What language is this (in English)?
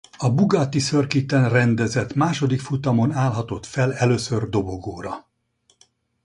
Hungarian